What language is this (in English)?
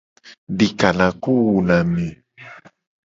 Gen